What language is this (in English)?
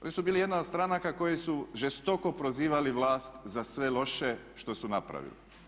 Croatian